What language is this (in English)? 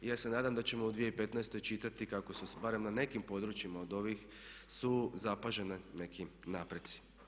Croatian